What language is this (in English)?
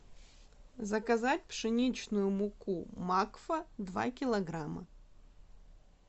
Russian